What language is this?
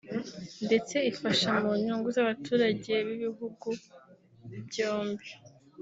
Kinyarwanda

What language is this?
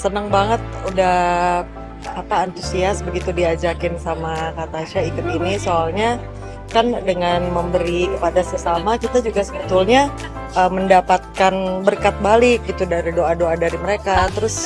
Indonesian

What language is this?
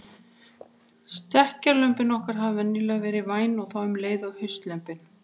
Icelandic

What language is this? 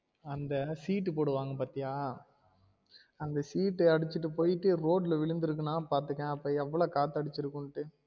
Tamil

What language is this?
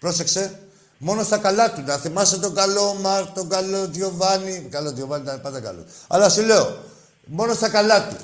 Greek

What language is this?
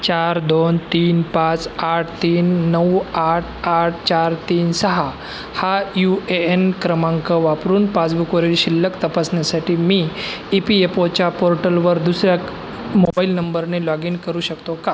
Marathi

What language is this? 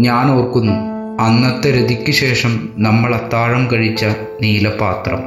Malayalam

